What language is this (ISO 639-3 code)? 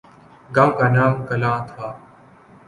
urd